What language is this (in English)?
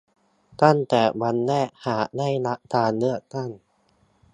Thai